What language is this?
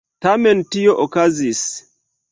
Esperanto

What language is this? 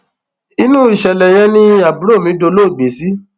Yoruba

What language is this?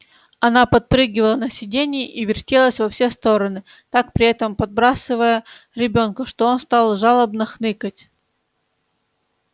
Russian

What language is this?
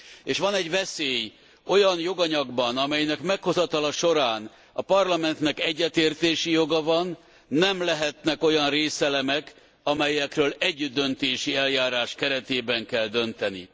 Hungarian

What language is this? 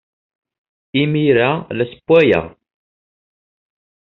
Kabyle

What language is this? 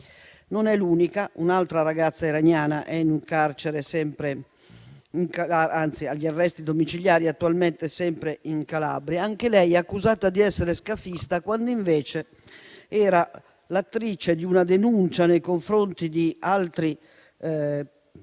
Italian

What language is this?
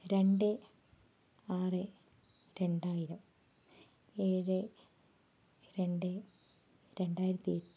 Malayalam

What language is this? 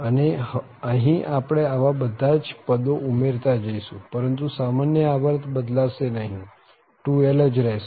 Gujarati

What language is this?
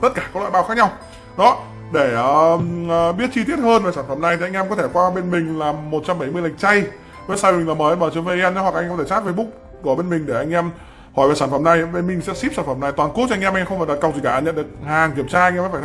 Vietnamese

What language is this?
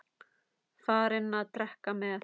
Icelandic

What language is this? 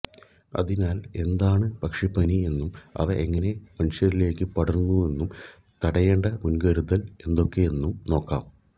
Malayalam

